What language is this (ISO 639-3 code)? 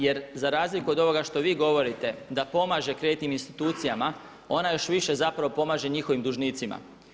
hrv